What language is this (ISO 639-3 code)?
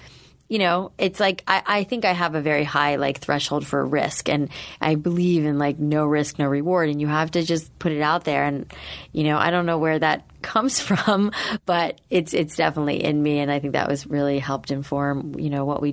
eng